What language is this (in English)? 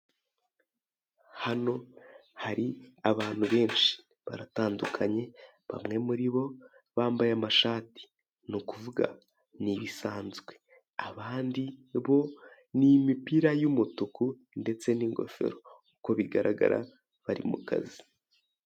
Kinyarwanda